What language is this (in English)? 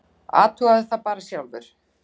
Icelandic